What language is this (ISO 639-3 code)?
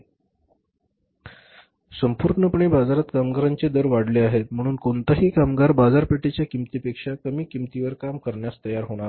mar